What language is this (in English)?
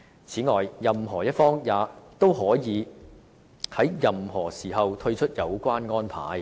Cantonese